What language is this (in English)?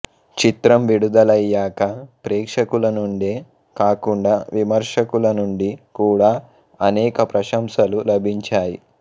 Telugu